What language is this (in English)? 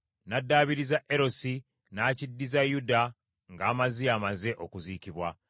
Ganda